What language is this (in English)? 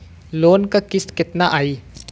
Bhojpuri